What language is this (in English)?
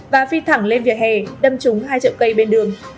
Vietnamese